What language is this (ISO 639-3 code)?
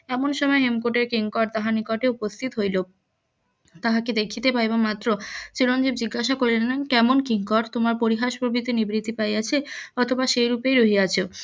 ben